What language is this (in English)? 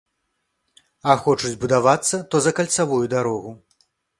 Belarusian